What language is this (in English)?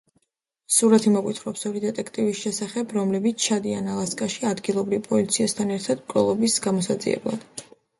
Georgian